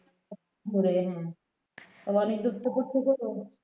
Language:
Bangla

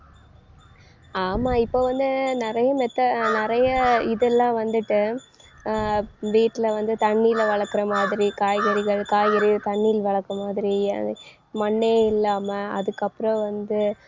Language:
Tamil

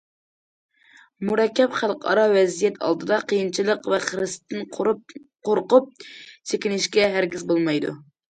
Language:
Uyghur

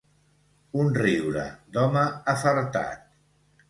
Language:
Catalan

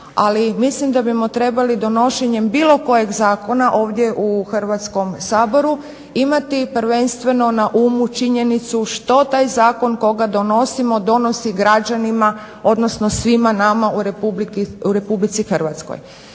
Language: Croatian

